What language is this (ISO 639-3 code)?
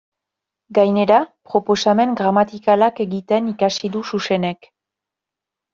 eus